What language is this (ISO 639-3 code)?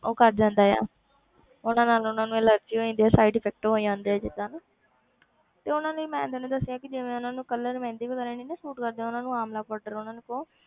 pan